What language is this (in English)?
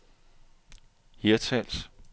Danish